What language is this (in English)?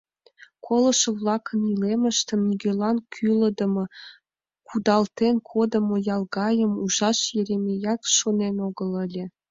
Mari